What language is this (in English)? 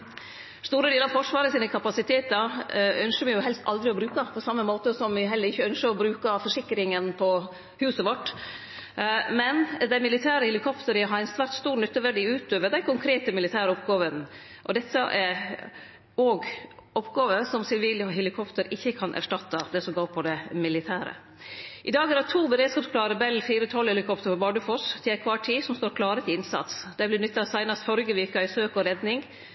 Norwegian Nynorsk